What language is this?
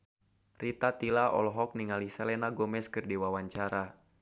Sundanese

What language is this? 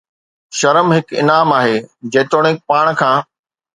Sindhi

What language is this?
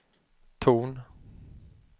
Swedish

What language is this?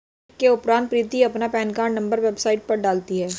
Hindi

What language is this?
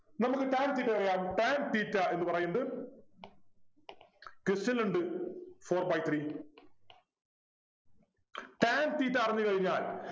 Malayalam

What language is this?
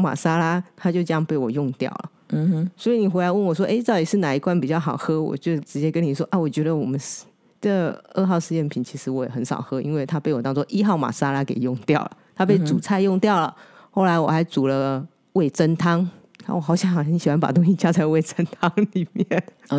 Chinese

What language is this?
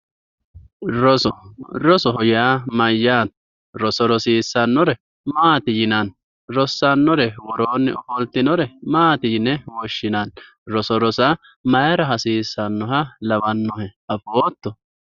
Sidamo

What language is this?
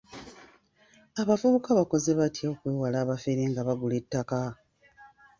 Ganda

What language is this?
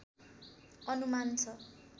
Nepali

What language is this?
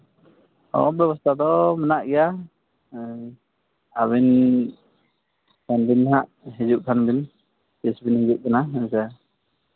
Santali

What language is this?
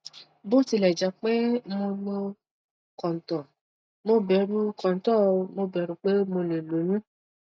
Yoruba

